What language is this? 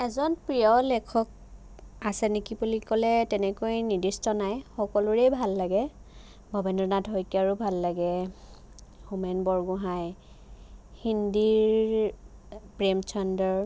Assamese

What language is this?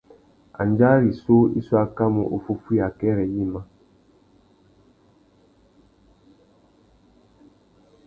Tuki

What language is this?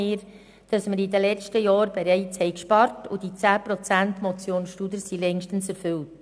Swiss German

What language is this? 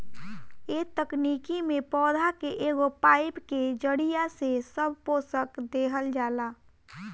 Bhojpuri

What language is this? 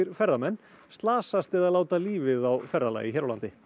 Icelandic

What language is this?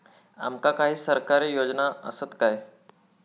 Marathi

